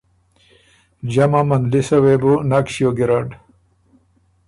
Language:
Ormuri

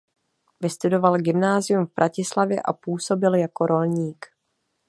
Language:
Czech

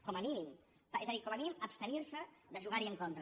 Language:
Catalan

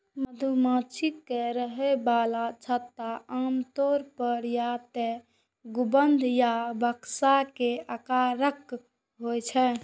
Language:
Maithili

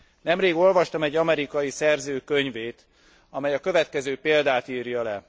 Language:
Hungarian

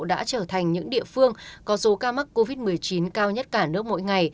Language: Vietnamese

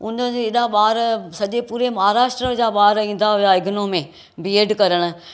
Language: Sindhi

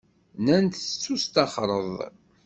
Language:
Kabyle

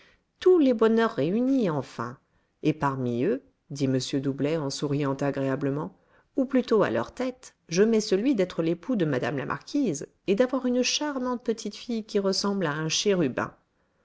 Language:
French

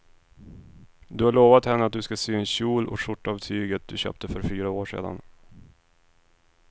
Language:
Swedish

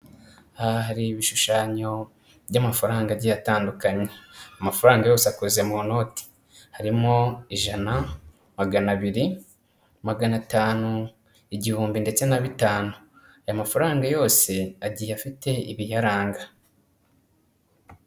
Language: Kinyarwanda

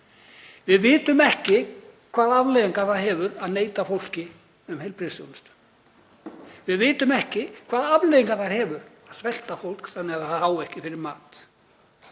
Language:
Icelandic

